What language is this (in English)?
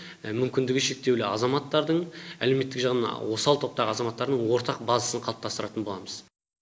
Kazakh